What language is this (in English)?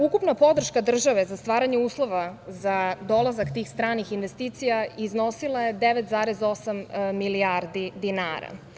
Serbian